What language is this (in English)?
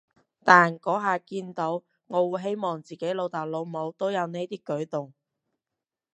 Cantonese